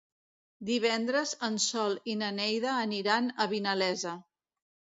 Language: Catalan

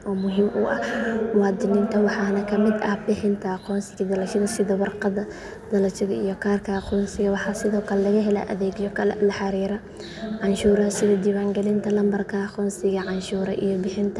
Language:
Somali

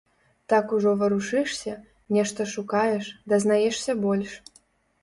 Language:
Belarusian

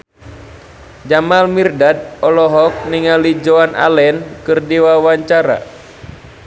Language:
Sundanese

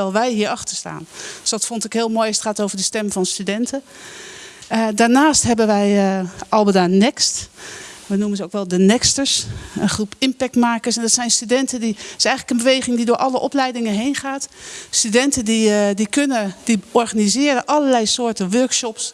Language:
Dutch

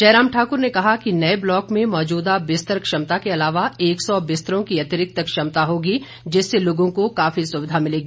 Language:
Hindi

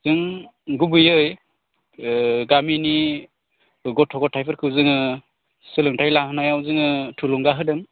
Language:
Bodo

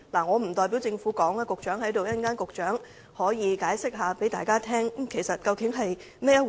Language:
Cantonese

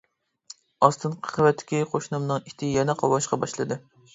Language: Uyghur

